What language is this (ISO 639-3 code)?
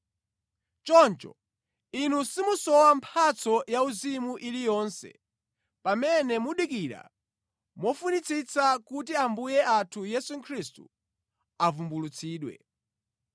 nya